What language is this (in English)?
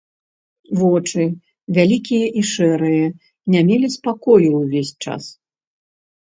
Belarusian